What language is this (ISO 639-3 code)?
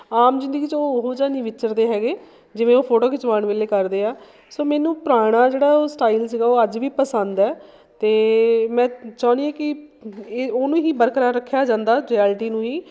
pan